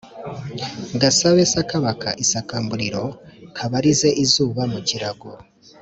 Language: Kinyarwanda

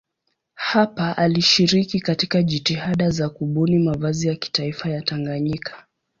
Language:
Swahili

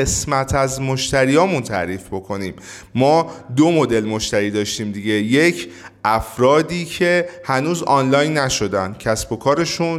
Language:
Persian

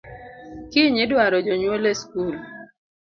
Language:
Luo (Kenya and Tanzania)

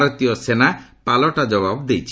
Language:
Odia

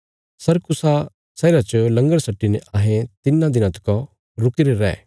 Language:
Bilaspuri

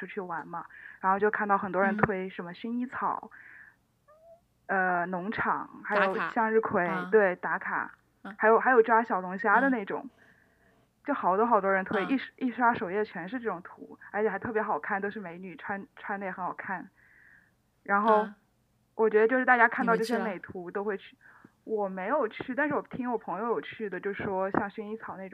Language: Chinese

